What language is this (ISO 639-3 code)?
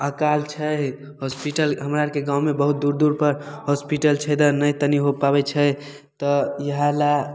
mai